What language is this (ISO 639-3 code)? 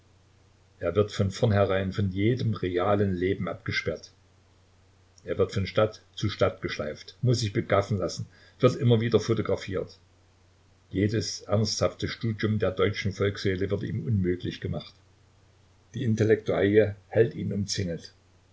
deu